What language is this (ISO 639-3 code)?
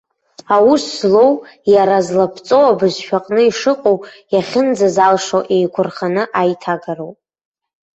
abk